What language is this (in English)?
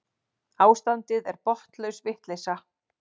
Icelandic